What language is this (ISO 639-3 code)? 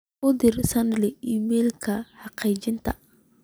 som